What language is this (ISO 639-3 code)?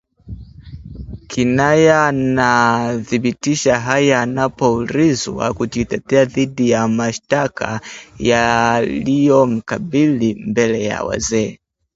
swa